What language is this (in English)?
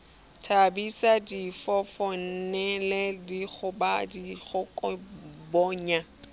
Southern Sotho